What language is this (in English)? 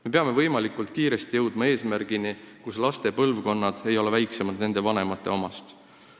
Estonian